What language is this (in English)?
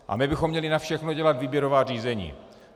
Czech